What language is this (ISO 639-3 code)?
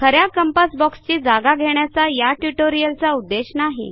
mar